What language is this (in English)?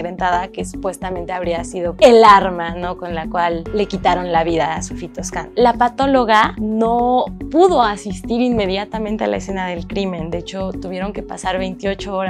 Spanish